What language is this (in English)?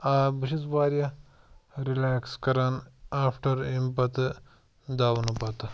Kashmiri